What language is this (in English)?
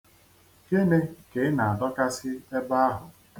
Igbo